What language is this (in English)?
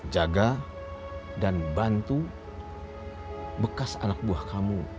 Indonesian